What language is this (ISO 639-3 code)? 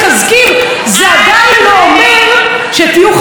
heb